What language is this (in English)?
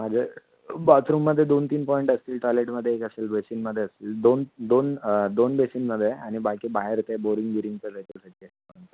Marathi